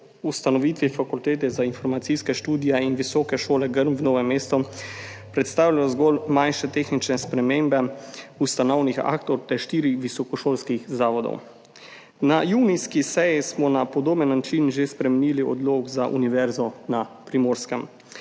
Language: Slovenian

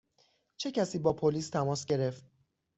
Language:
Persian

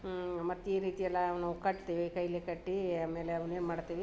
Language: Kannada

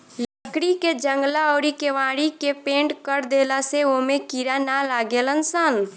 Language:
Bhojpuri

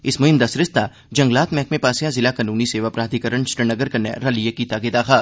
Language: Dogri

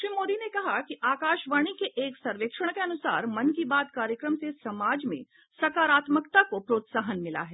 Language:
Hindi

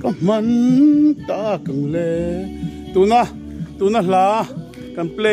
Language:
Thai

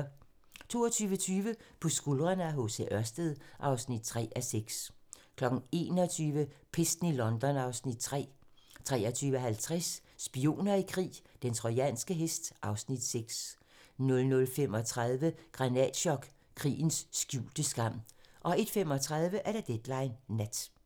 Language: Danish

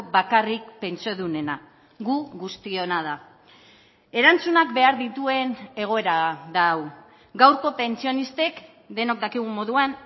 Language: Basque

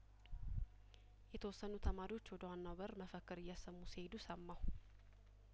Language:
Amharic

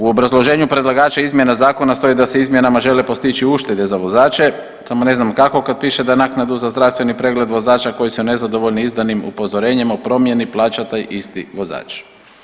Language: Croatian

